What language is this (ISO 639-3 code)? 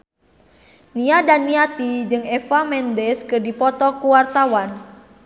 sun